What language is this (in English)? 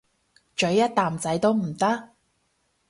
Cantonese